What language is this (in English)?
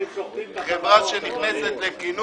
Hebrew